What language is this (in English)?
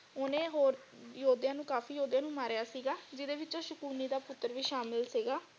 Punjabi